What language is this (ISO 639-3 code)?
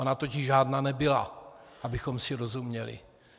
ces